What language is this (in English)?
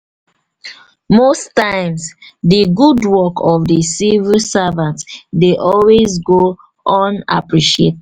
Nigerian Pidgin